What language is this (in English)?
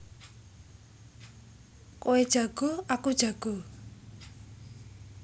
Javanese